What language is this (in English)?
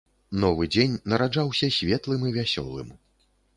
Belarusian